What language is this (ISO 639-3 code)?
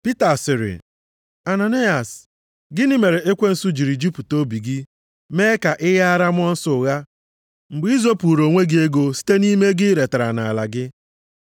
ibo